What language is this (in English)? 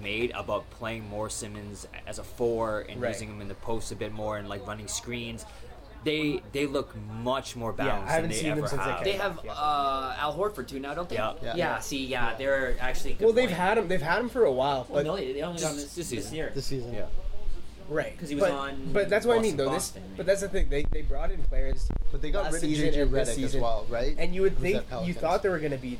English